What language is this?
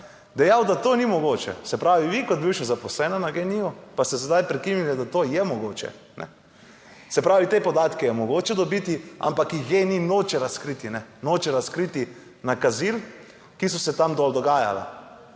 Slovenian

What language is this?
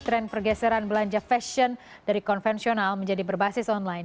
Indonesian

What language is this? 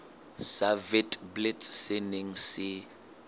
Southern Sotho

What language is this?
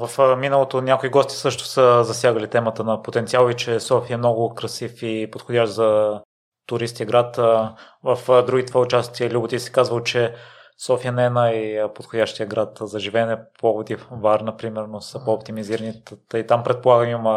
Bulgarian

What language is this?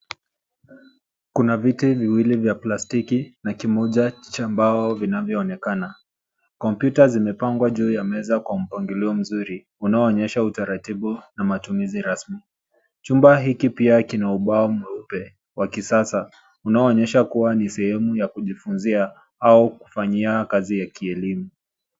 Swahili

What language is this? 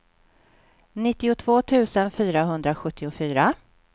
Swedish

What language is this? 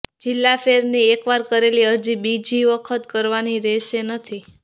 Gujarati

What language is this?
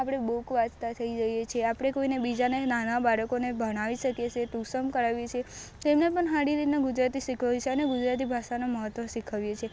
Gujarati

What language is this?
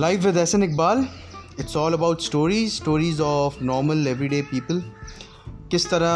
Urdu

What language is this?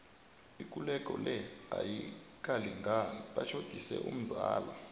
South Ndebele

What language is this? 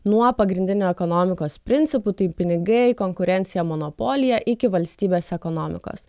Lithuanian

